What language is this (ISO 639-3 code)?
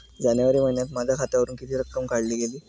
mar